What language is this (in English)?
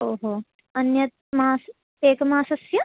Sanskrit